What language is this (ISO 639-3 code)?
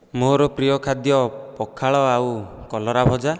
ori